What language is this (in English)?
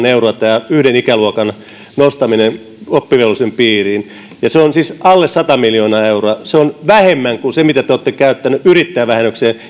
Finnish